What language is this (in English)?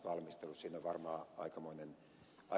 Finnish